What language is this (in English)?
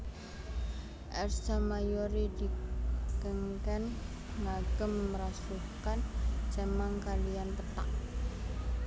Javanese